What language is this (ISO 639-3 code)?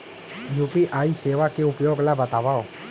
hne